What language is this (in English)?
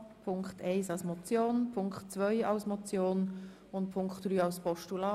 Swiss German